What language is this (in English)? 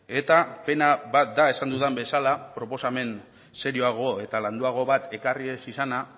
Basque